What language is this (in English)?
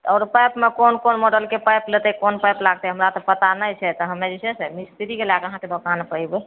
Maithili